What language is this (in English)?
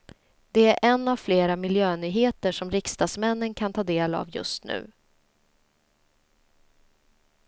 Swedish